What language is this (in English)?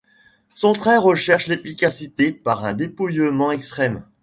French